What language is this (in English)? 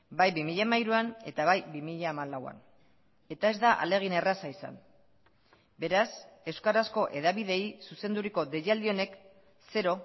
Basque